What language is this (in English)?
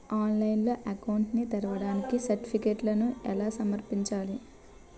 Telugu